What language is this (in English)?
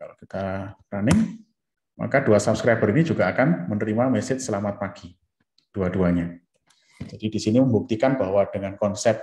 Indonesian